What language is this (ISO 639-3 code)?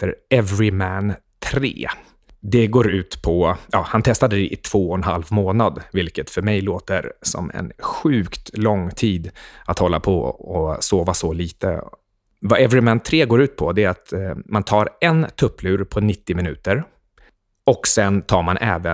swe